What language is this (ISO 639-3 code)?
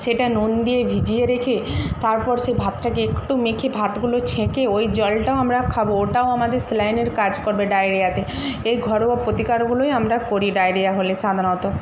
ben